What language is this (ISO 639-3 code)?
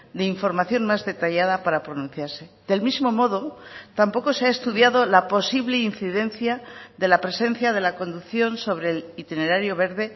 spa